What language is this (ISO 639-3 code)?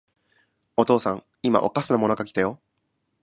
jpn